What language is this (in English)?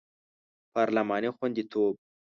Pashto